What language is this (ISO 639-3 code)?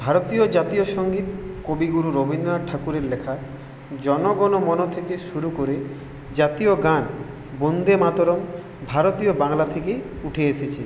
ben